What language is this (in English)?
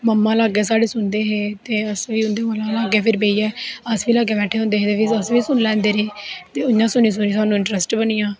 Dogri